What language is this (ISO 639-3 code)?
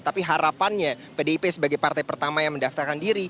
ind